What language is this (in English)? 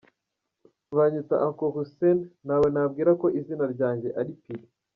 Kinyarwanda